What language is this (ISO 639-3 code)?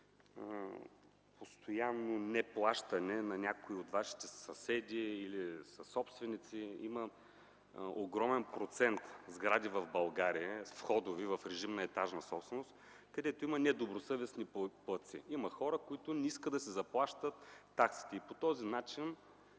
bul